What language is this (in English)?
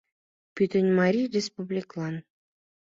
Mari